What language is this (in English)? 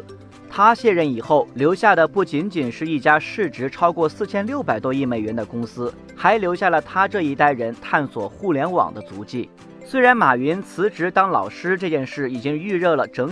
Chinese